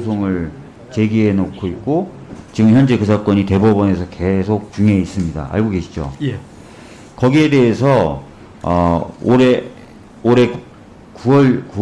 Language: Korean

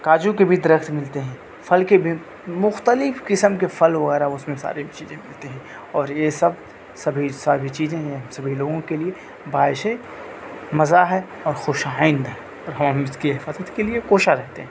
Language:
Urdu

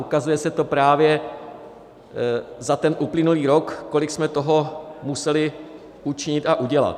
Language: Czech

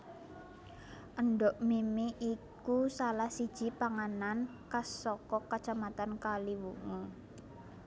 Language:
Javanese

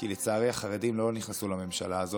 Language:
Hebrew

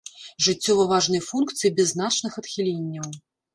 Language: Belarusian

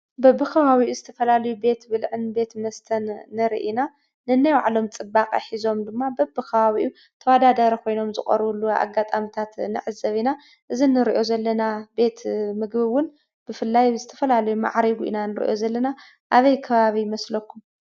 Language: Tigrinya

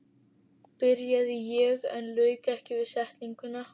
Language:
Icelandic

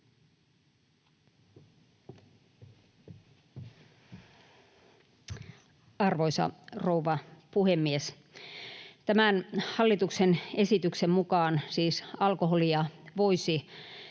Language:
Finnish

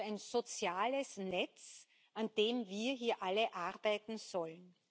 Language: German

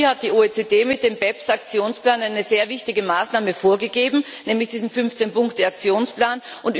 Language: German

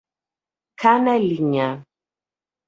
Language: Portuguese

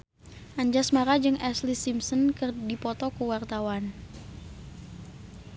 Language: Sundanese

